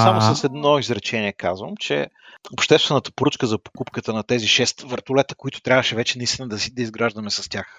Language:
Bulgarian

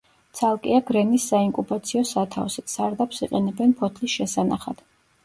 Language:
Georgian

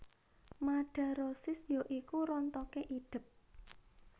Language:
Javanese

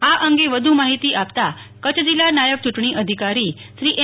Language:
Gujarati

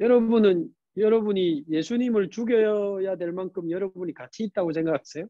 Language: Korean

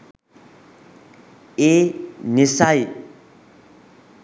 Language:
Sinhala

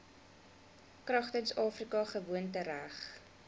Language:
Afrikaans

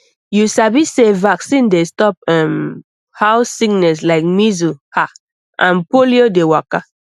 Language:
Nigerian Pidgin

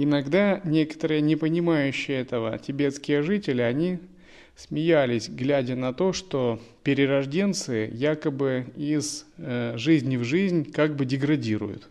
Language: Russian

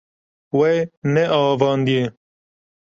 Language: Kurdish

